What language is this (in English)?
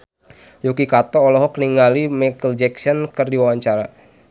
Sundanese